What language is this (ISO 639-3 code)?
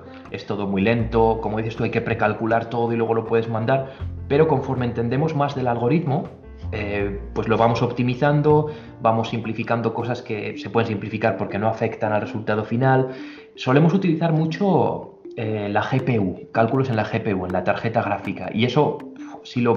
spa